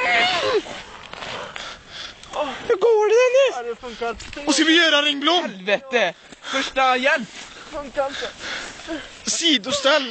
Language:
Swedish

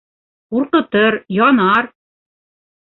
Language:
Bashkir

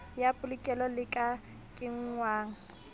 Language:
Southern Sotho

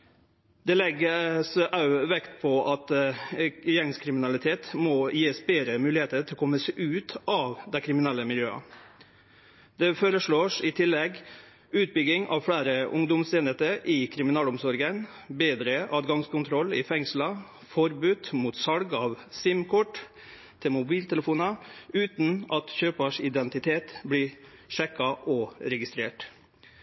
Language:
Norwegian Nynorsk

